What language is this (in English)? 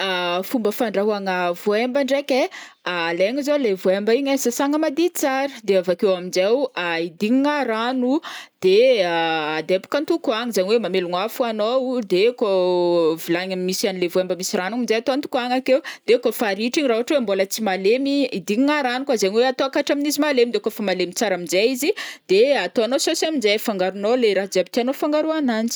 Northern Betsimisaraka Malagasy